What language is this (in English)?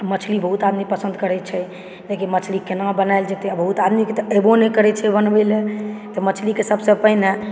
Maithili